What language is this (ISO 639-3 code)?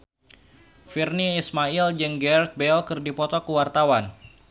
sun